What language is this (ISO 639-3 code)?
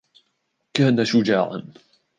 ara